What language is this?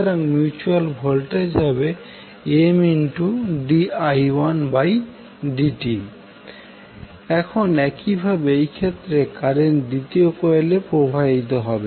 Bangla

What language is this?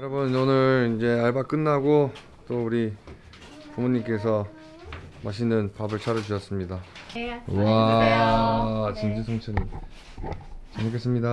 Korean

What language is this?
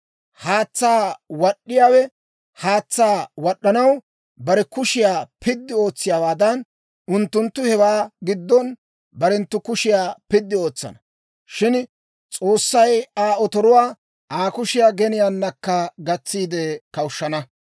Dawro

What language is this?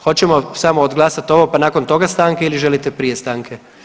Croatian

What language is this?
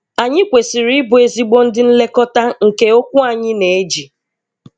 Igbo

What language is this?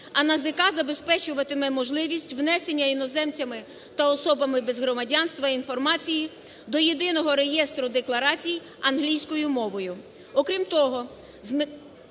Ukrainian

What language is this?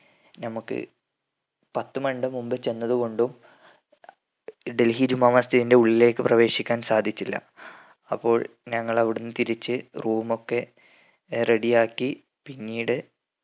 Malayalam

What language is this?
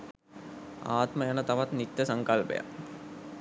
Sinhala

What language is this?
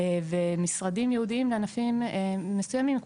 Hebrew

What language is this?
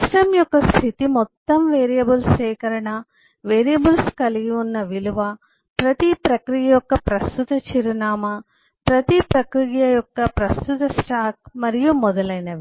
Telugu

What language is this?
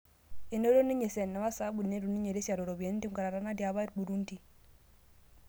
Masai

